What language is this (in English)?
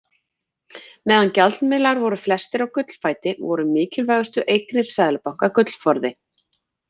Icelandic